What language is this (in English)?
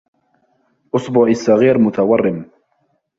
Arabic